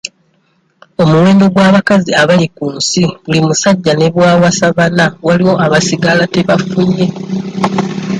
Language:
Ganda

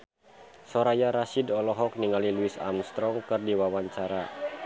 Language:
Sundanese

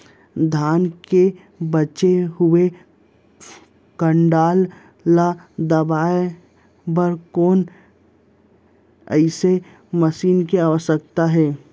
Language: Chhattisgarhi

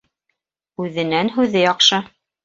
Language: Bashkir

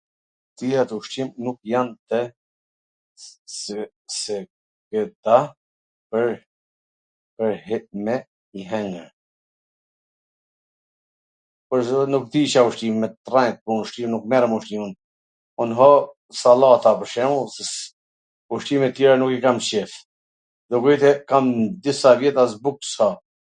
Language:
Gheg Albanian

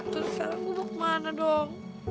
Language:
Indonesian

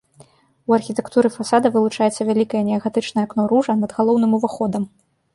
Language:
Belarusian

